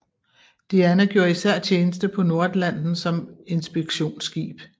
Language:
Danish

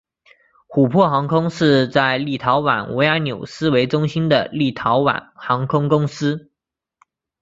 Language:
Chinese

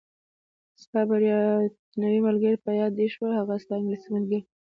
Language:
Pashto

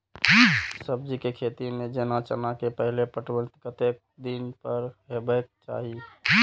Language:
Maithili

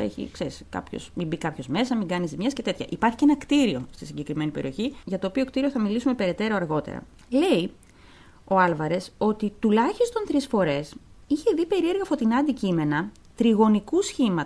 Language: Greek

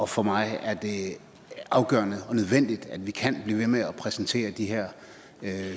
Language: Danish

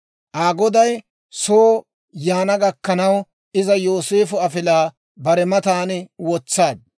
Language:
Dawro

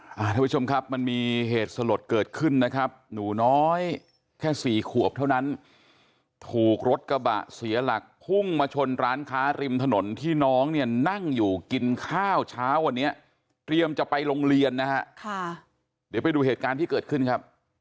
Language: Thai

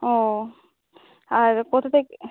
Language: Bangla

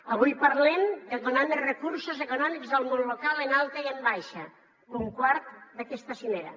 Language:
Catalan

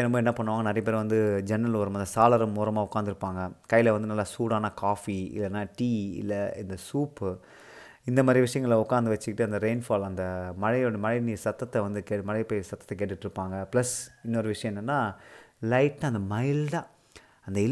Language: Tamil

